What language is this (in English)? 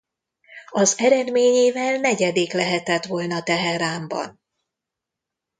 Hungarian